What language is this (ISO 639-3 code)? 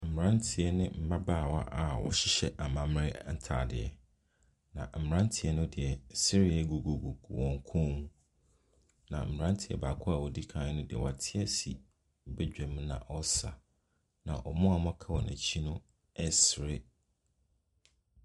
aka